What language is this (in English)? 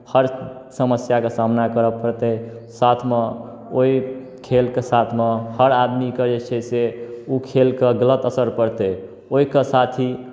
Maithili